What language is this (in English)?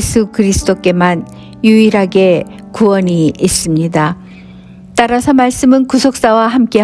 Korean